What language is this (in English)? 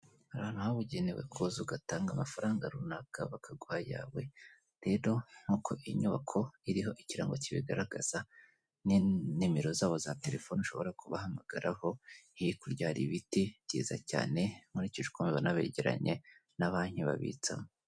Kinyarwanda